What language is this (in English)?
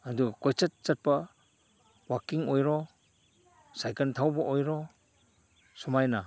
Manipuri